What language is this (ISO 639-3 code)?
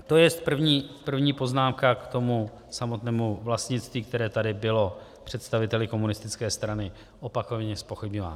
ces